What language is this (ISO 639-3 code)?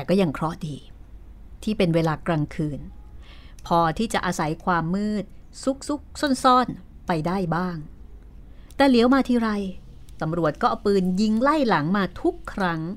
tha